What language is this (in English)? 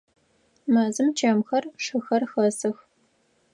Adyghe